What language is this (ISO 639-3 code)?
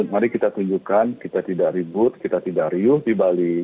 ind